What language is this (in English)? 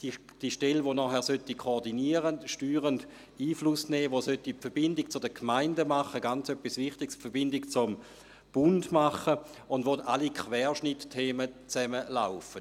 Swiss German